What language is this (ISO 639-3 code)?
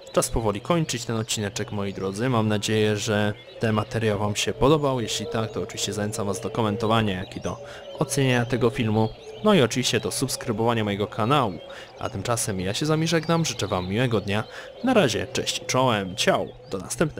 pol